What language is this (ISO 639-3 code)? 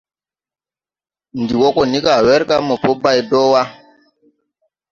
tui